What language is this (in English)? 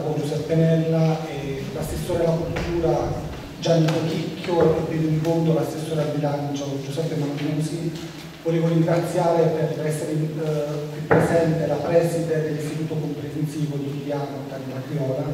Italian